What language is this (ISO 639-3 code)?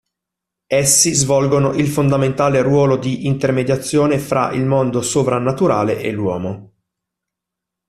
ita